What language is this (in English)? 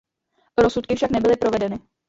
Czech